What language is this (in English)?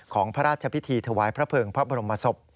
Thai